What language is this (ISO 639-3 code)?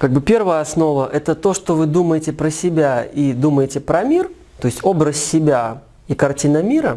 rus